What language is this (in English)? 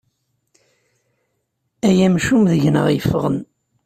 Kabyle